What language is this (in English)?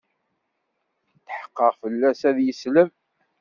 Kabyle